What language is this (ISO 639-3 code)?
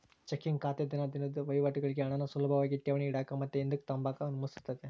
kan